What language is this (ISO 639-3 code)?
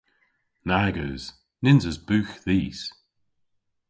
cor